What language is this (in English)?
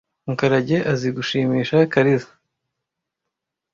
Kinyarwanda